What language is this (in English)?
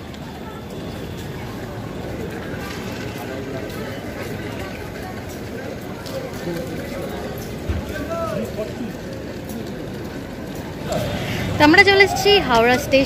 Hindi